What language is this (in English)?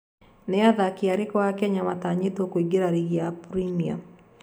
Kikuyu